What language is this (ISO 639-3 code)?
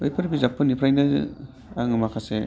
brx